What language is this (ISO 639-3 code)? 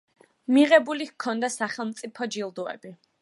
kat